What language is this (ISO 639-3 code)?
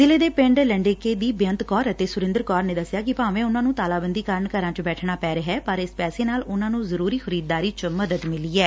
pan